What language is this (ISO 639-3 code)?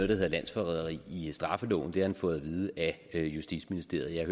dan